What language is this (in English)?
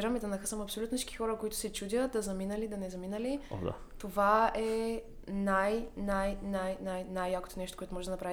Bulgarian